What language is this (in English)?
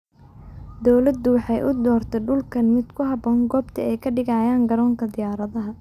Somali